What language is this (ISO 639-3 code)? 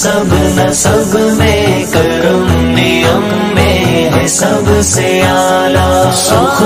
hin